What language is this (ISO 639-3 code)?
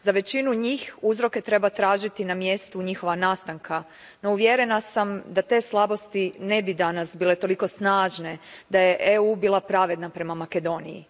hrv